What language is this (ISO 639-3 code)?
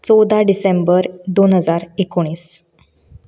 kok